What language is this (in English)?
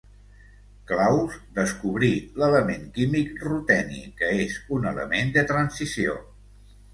Catalan